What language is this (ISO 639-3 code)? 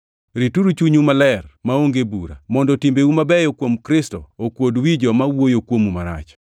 luo